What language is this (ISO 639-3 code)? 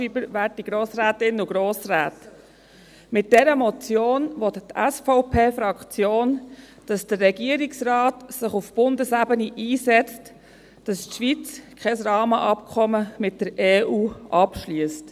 gsw